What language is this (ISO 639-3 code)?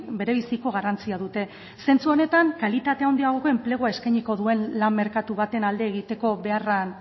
eus